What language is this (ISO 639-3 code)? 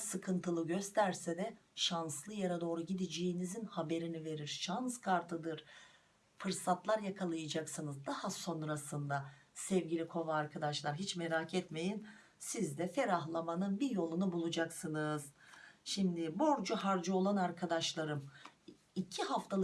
tur